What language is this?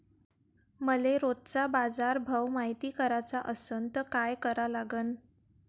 Marathi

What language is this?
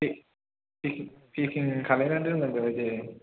Bodo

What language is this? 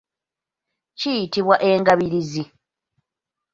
Ganda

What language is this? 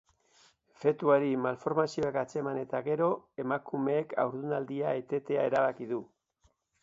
Basque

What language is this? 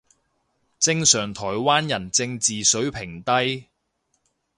Cantonese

